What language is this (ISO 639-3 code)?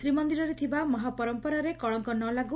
ori